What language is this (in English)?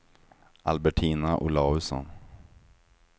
Swedish